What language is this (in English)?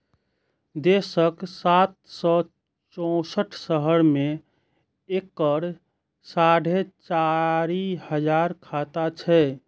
Maithili